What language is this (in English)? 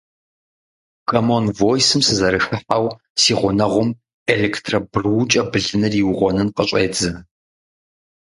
Kabardian